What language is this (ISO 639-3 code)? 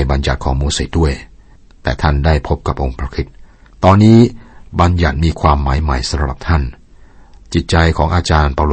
tha